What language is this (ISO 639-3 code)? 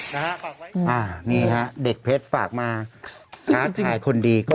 tha